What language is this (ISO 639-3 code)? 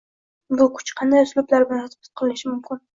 uzb